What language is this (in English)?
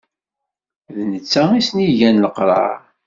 Kabyle